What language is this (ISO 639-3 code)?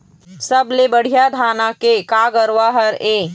hne